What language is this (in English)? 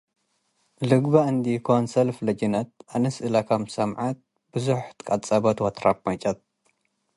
Tigre